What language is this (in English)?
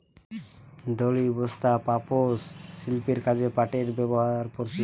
Bangla